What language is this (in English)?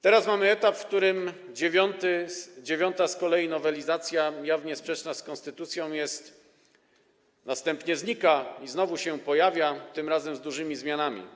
Polish